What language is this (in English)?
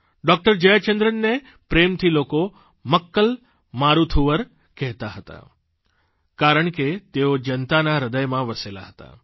Gujarati